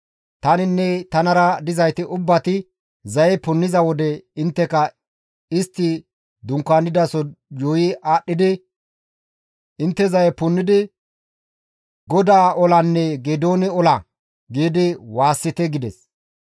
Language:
Gamo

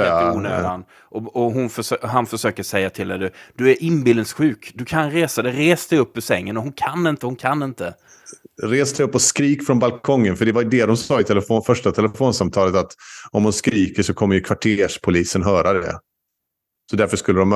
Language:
Swedish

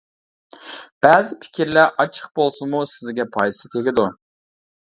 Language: Uyghur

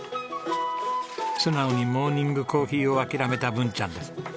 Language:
Japanese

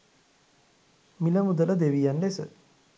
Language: Sinhala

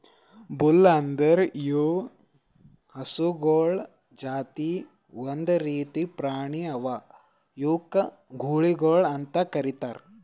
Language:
Kannada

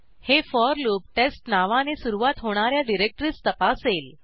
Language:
Marathi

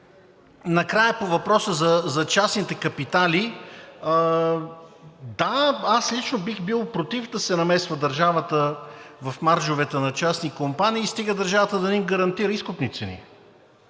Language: Bulgarian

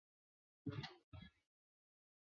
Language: Chinese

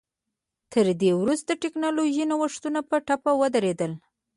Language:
Pashto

